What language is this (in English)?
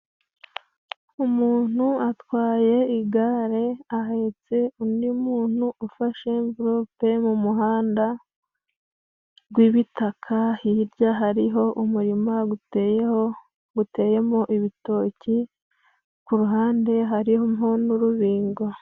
Kinyarwanda